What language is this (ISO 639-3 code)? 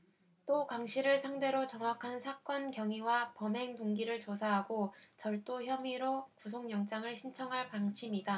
kor